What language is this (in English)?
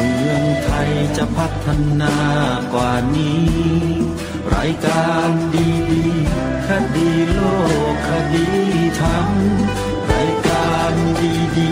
Thai